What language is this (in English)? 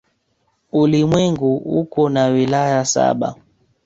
Swahili